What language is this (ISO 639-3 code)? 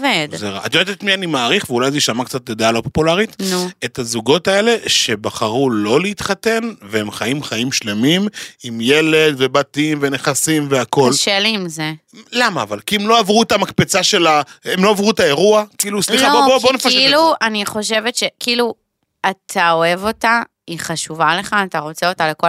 heb